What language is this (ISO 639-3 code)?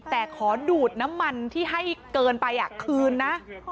tha